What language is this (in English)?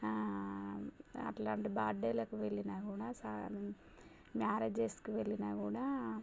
Telugu